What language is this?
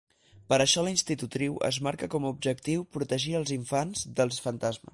Catalan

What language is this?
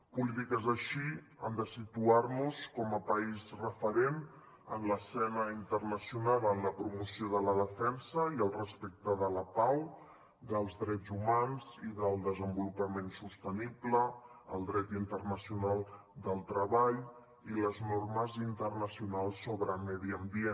Catalan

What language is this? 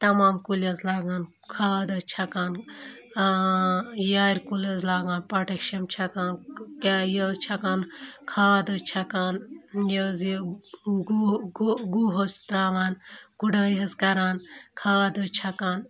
Kashmiri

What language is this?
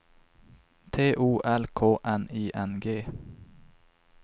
Swedish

